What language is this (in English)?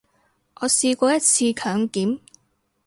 Cantonese